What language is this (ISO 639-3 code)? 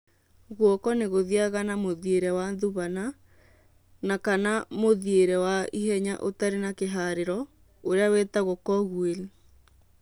kik